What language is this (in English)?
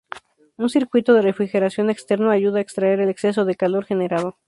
Spanish